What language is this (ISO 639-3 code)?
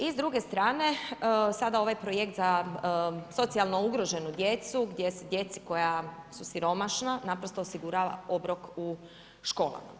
hrv